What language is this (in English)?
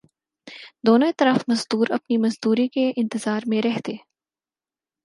Urdu